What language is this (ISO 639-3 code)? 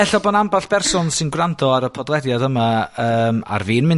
cym